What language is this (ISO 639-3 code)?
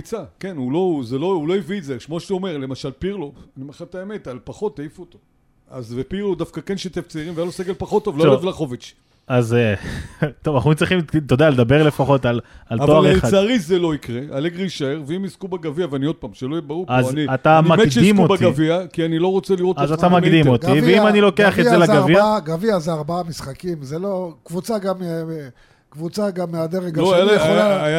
heb